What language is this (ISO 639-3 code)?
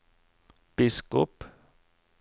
nor